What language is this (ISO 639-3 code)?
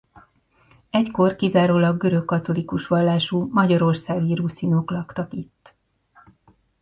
hun